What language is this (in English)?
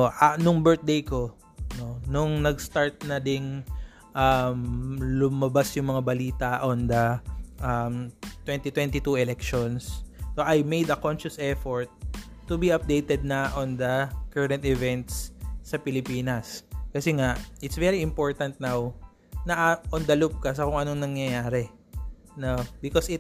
Filipino